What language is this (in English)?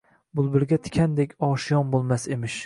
Uzbek